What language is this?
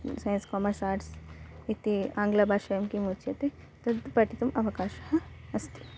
Sanskrit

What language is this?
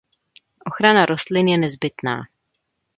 Czech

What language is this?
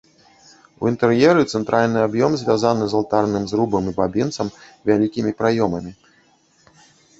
Belarusian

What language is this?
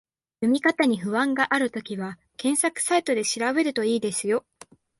Japanese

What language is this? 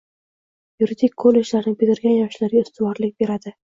Uzbek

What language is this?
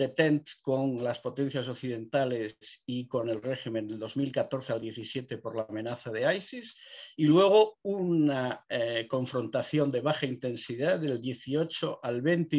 Spanish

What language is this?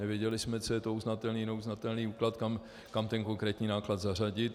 Czech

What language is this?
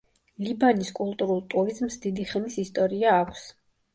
Georgian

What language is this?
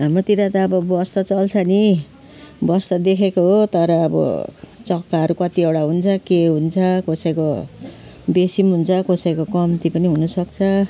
Nepali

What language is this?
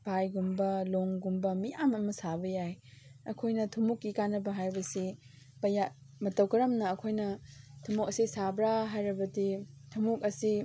Manipuri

